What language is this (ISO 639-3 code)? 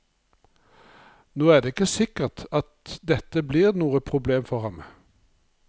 nor